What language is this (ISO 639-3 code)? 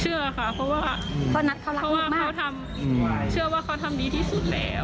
tha